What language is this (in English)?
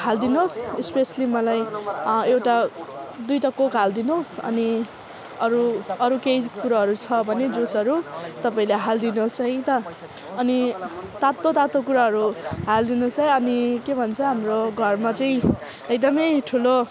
Nepali